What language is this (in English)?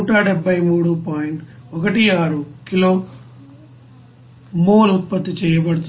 Telugu